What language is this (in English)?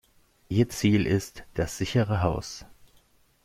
German